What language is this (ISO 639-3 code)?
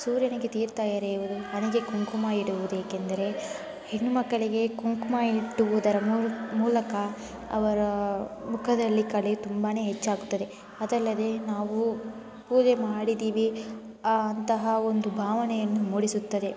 kan